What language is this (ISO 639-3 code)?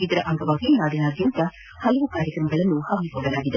kan